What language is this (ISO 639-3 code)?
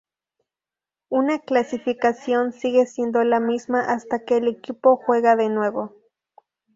spa